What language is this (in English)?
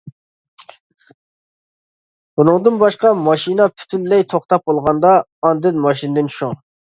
Uyghur